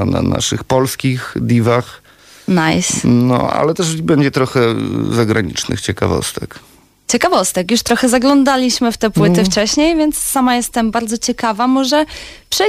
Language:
Polish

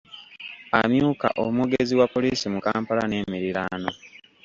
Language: Ganda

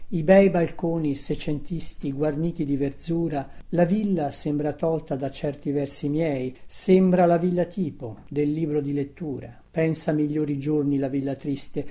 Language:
Italian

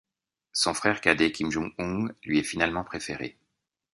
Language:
French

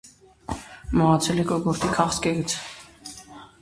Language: Armenian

